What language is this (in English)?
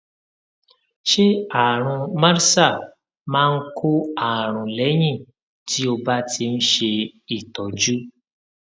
Yoruba